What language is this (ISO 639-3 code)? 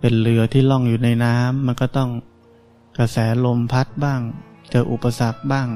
tha